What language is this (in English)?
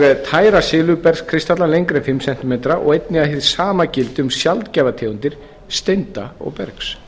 Icelandic